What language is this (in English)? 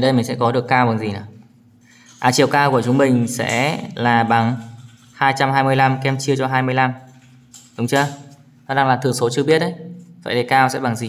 Vietnamese